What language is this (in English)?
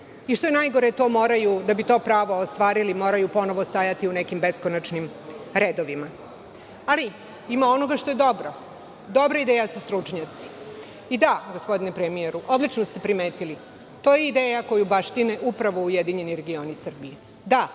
Serbian